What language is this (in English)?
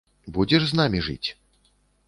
Belarusian